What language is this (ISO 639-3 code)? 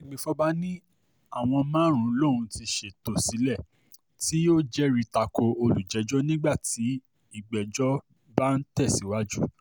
yor